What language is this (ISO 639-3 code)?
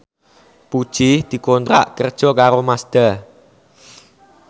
jav